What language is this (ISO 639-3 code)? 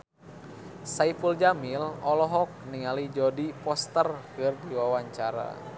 sun